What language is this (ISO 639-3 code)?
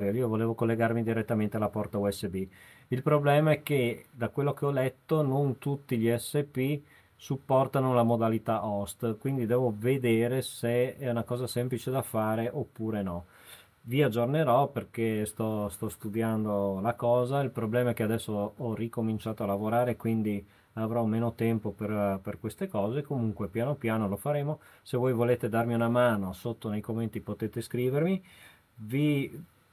ita